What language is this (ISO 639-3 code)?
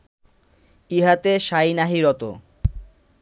ben